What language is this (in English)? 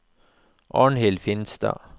Norwegian